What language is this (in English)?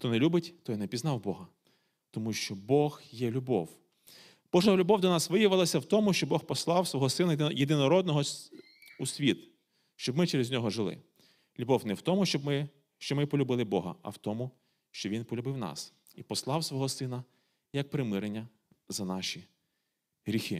Ukrainian